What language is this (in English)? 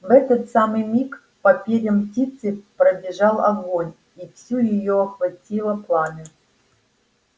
Russian